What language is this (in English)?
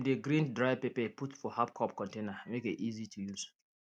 Nigerian Pidgin